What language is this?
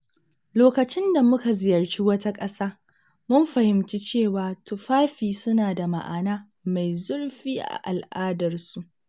Hausa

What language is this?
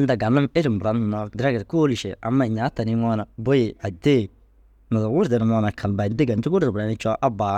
Dazaga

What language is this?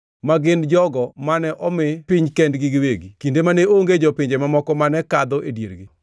Luo (Kenya and Tanzania)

